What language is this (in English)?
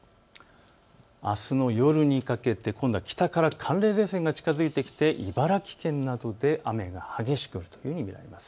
Japanese